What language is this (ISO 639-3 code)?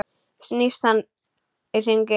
isl